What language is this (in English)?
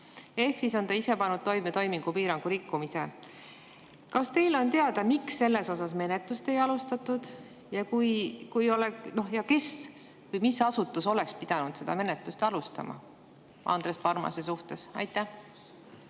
Estonian